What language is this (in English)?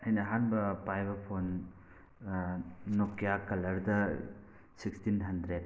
Manipuri